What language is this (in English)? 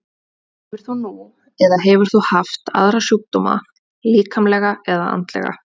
Icelandic